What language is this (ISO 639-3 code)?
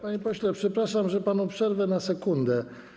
pol